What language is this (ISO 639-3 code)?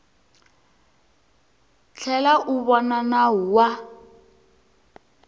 tso